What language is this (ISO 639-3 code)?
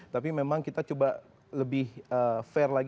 ind